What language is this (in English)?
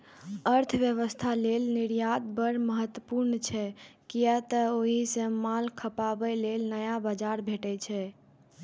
Maithili